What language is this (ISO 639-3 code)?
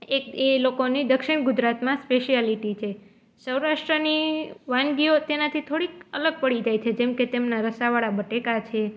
guj